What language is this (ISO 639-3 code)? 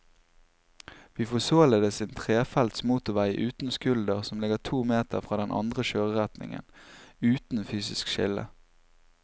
nor